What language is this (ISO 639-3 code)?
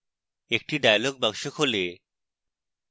ben